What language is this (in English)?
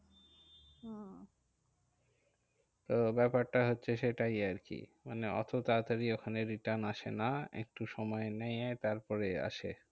Bangla